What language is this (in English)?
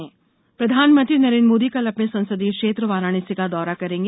Hindi